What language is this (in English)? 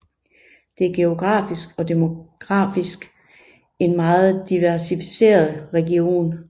Danish